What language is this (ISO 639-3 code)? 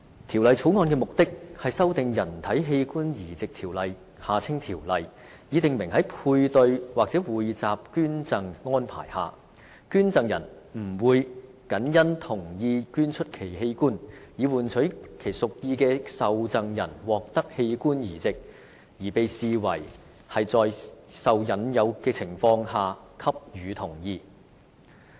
yue